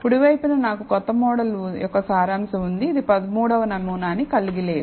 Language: Telugu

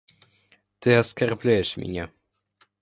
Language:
Russian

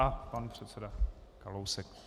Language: Czech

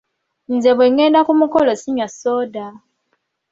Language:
Ganda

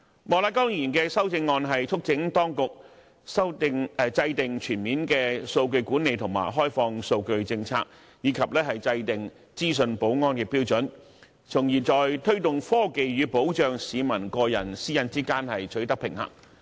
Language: Cantonese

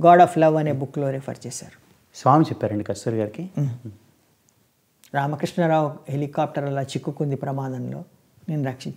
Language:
Hindi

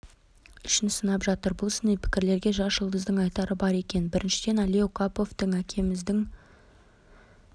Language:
Kazakh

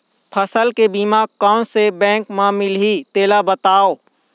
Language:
Chhattisgarhi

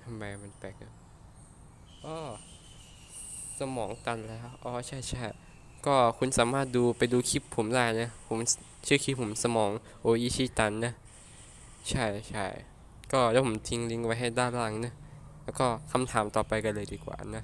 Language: Thai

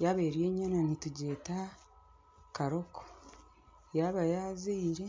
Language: Nyankole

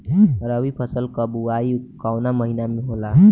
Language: Bhojpuri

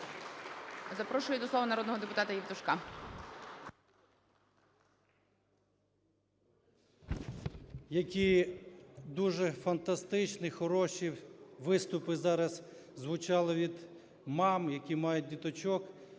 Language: Ukrainian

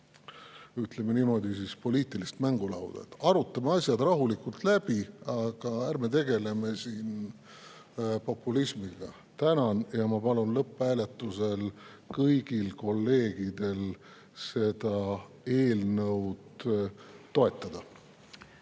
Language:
Estonian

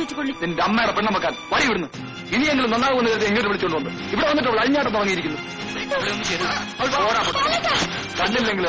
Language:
Arabic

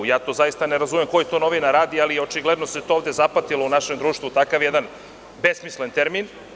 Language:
Serbian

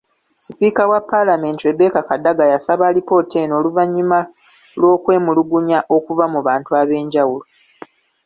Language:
Ganda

